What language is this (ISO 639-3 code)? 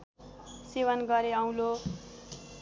nep